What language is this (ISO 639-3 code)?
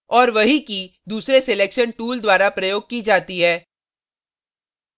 hin